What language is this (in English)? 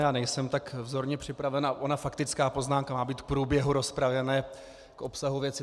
Czech